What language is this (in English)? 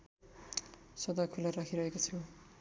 Nepali